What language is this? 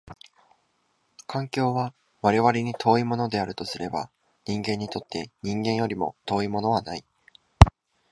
Japanese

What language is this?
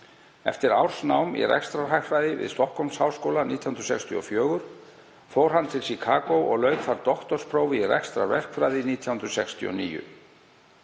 Icelandic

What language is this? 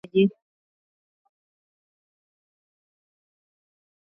Swahili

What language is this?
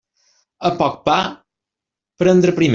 Catalan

